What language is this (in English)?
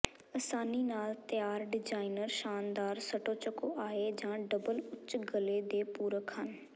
Punjabi